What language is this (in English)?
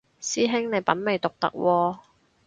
Cantonese